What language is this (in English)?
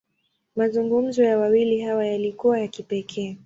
Swahili